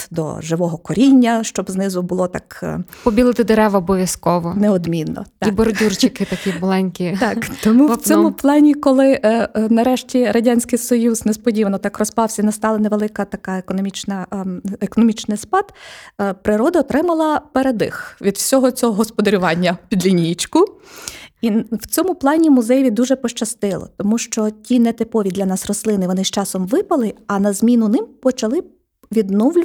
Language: Ukrainian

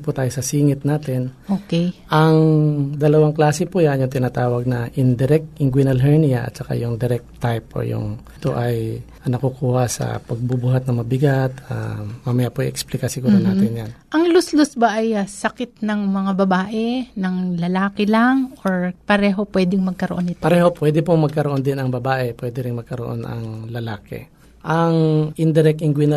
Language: Filipino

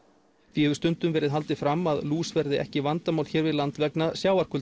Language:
Icelandic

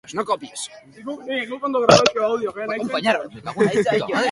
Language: Basque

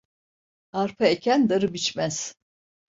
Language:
Turkish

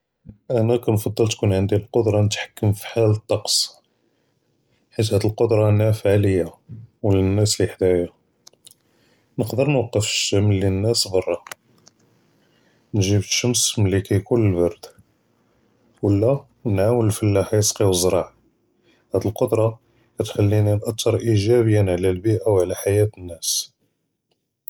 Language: Judeo-Arabic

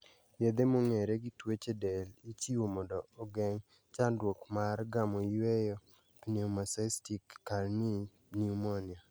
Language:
Luo (Kenya and Tanzania)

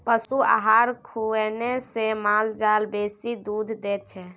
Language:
Maithili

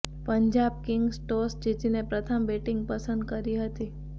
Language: Gujarati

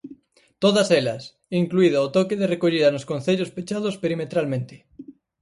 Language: Galician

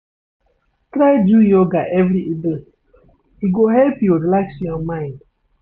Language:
Nigerian Pidgin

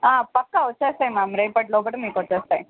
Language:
Telugu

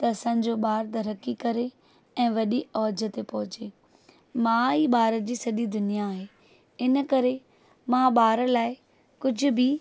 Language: Sindhi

